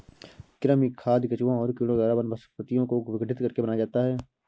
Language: Hindi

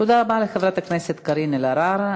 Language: Hebrew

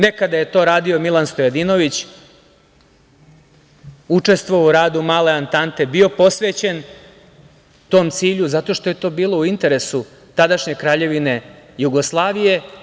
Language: Serbian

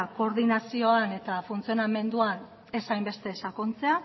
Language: Basque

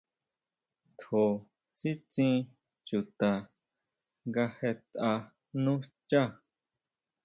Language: Huautla Mazatec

